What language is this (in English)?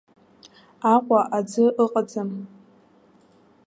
Abkhazian